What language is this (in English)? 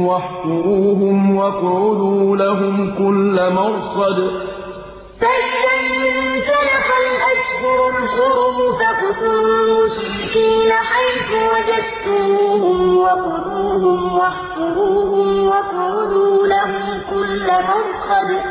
Arabic